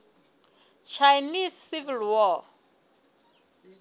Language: Southern Sotho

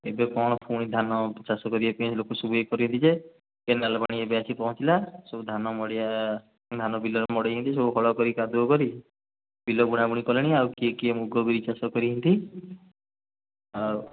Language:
Odia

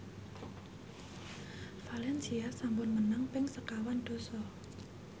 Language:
Javanese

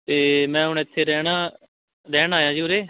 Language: Punjabi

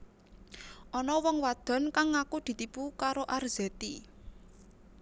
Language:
Javanese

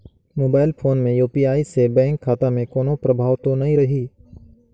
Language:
Chhattisgarhi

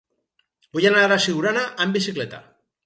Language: Catalan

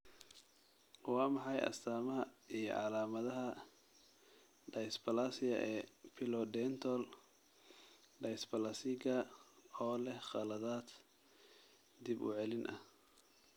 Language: Somali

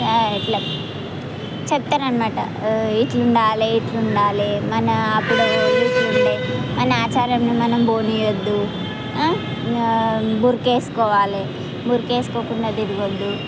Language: Telugu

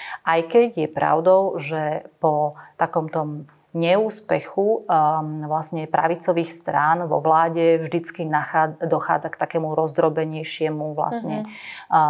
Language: Slovak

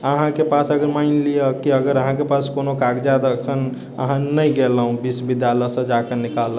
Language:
Maithili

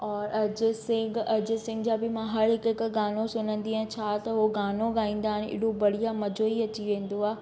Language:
Sindhi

